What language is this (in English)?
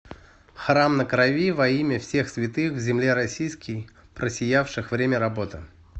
Russian